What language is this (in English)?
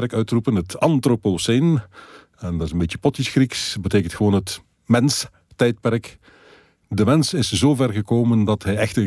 Dutch